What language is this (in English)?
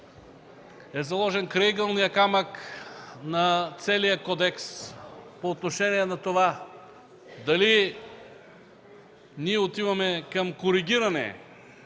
Bulgarian